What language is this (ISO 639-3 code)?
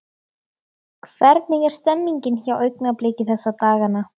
isl